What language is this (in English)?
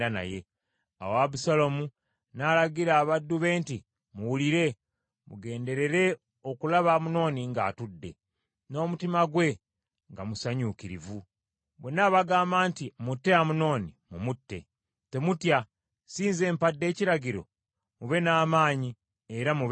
Ganda